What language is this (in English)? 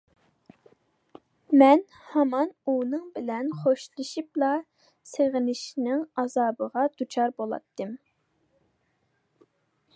Uyghur